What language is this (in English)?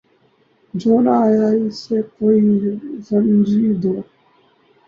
Urdu